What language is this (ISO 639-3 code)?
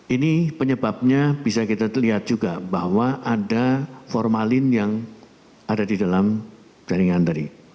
ind